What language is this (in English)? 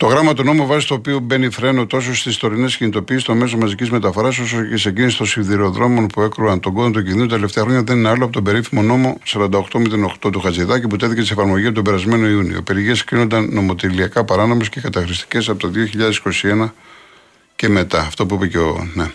Greek